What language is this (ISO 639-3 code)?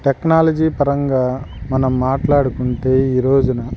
tel